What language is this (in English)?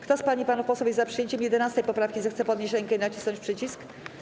Polish